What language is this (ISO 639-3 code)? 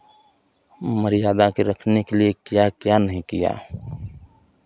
hin